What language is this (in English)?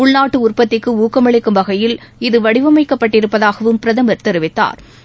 Tamil